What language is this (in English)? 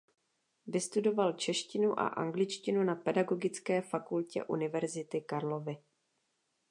Czech